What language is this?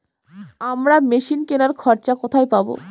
Bangla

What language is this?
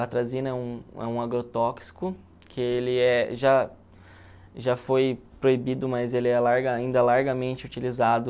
Portuguese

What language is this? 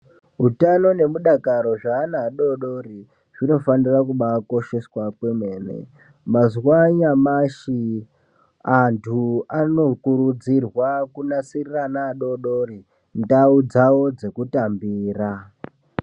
Ndau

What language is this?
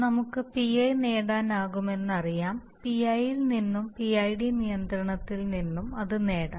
Malayalam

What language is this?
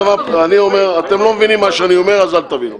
Hebrew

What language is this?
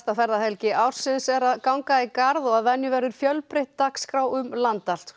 Icelandic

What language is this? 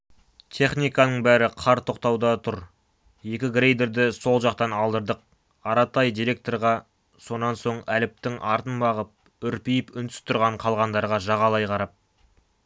Kazakh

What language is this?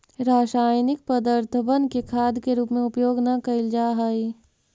Magahi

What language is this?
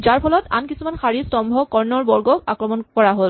Assamese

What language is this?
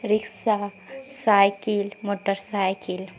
Urdu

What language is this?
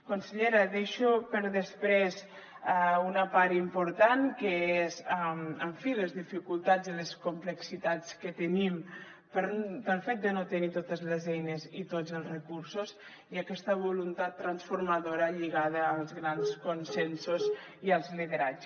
Catalan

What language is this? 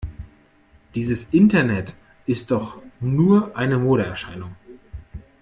German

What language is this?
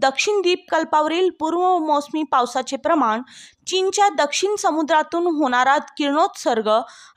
Marathi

